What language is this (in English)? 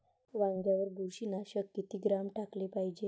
Marathi